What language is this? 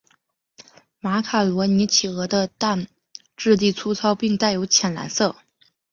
Chinese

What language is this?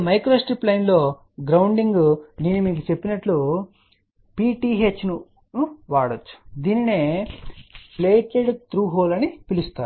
Telugu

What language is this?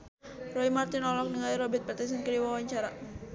Sundanese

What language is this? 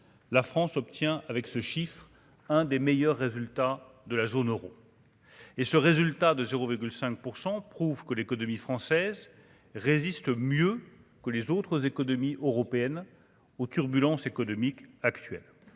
French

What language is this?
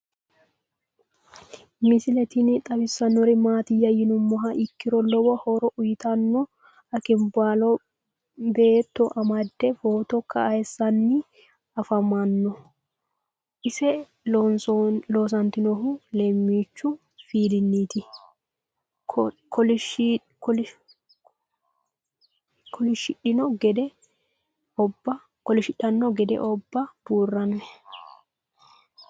Sidamo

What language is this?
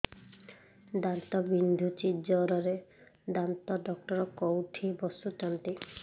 Odia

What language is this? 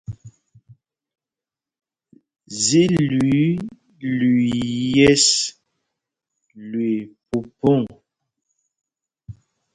Mpumpong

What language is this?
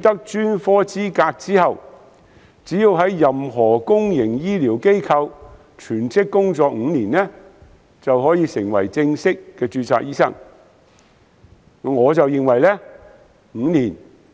Cantonese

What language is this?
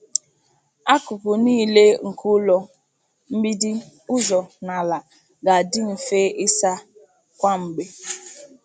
Igbo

